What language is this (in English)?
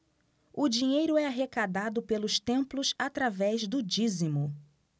Portuguese